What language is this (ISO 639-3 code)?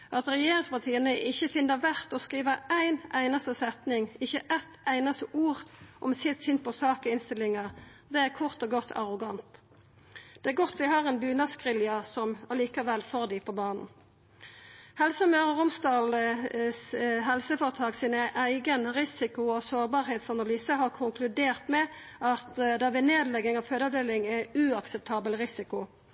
nno